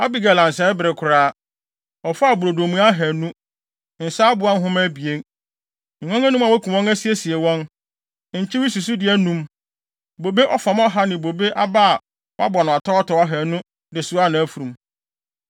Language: Akan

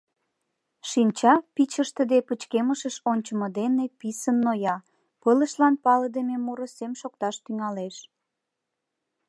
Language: Mari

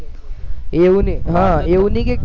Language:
Gujarati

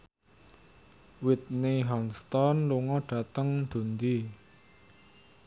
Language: Javanese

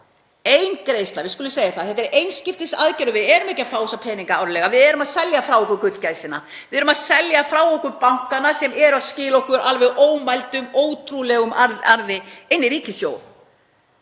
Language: Icelandic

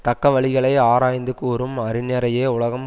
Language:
Tamil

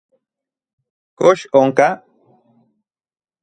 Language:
Central Puebla Nahuatl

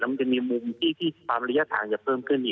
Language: Thai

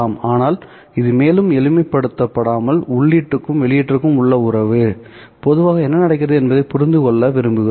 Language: Tamil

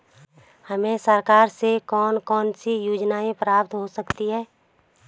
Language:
Hindi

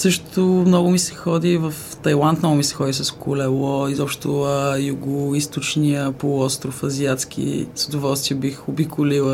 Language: Bulgarian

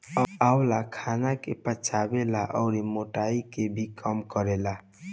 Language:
Bhojpuri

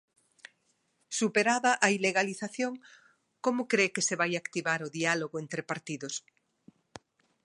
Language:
Galician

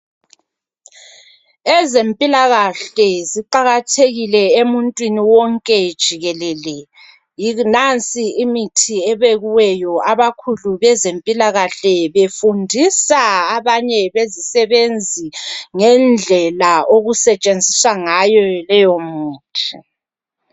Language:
North Ndebele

